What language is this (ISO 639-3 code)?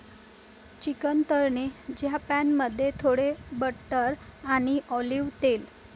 mar